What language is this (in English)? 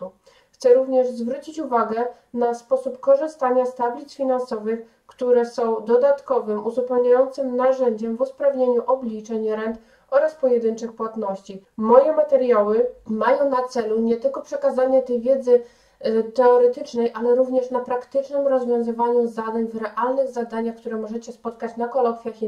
Polish